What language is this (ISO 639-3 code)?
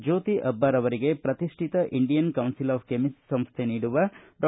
kan